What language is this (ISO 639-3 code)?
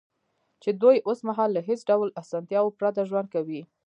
pus